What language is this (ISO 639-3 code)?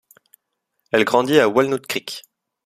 fra